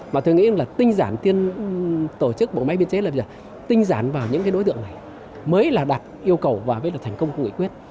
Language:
Vietnamese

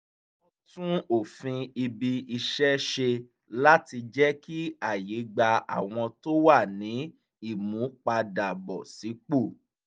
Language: Yoruba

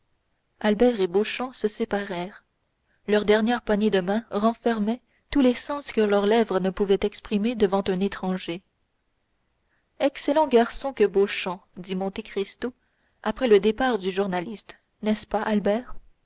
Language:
French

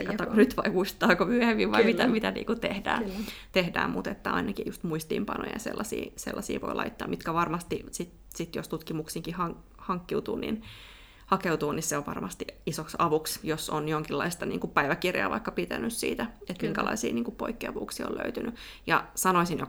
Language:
Finnish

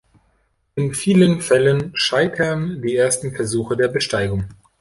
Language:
German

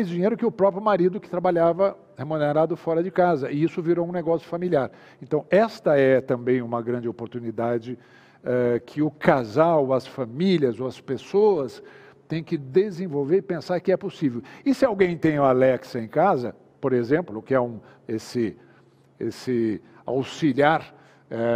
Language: Portuguese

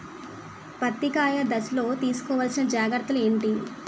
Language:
Telugu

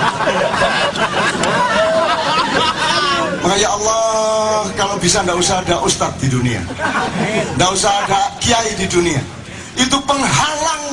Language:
Indonesian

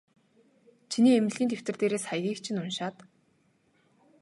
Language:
Mongolian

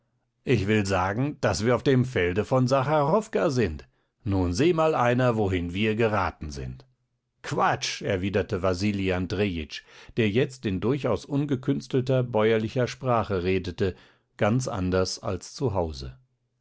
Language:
German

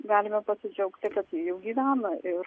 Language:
Lithuanian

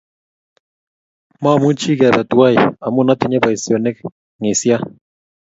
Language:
Kalenjin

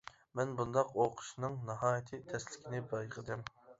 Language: Uyghur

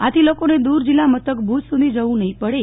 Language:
Gujarati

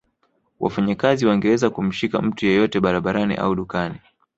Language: Swahili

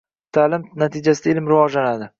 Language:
Uzbek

